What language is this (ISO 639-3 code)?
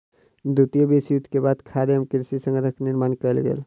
mai